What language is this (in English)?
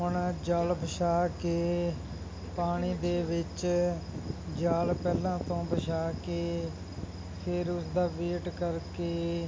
Punjabi